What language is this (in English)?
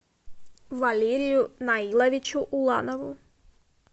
Russian